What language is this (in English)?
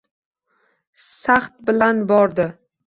Uzbek